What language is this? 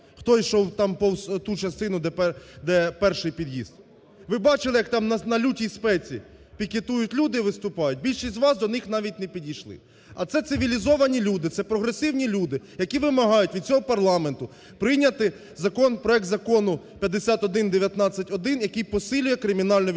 Ukrainian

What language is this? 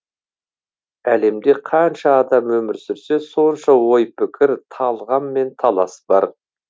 Kazakh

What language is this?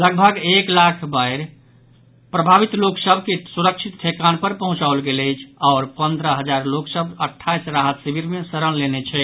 Maithili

